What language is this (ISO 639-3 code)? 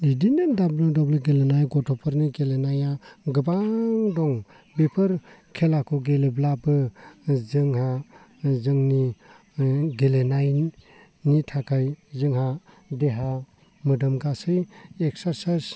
brx